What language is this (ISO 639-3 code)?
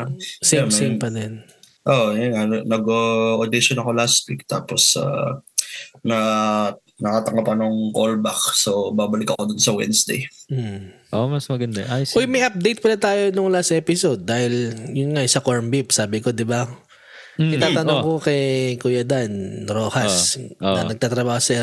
fil